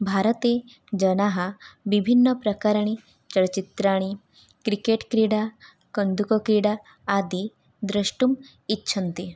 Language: Sanskrit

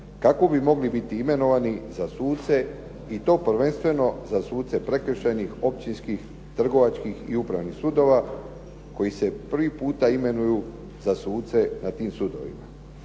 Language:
Croatian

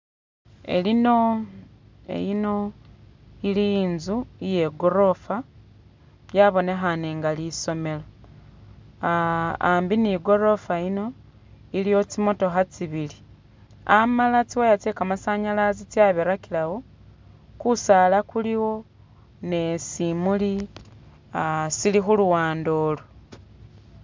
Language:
Masaaba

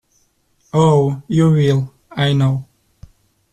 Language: English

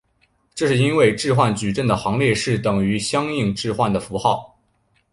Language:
Chinese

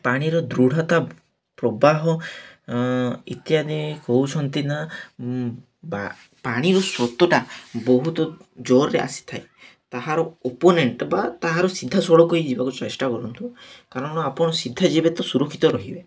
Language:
Odia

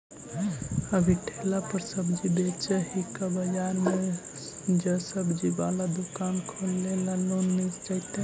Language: Magahi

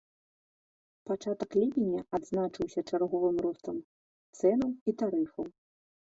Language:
Belarusian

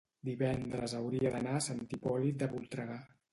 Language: Catalan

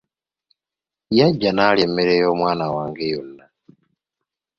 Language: Ganda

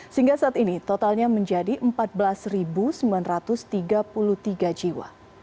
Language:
Indonesian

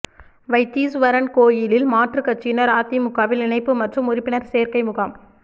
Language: Tamil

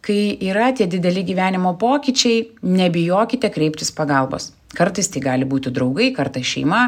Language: Lithuanian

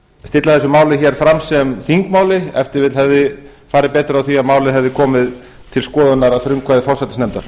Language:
Icelandic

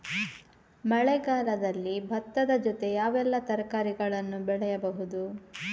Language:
Kannada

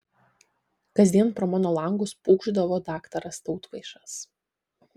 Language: Lithuanian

